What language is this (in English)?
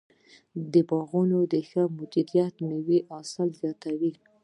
Pashto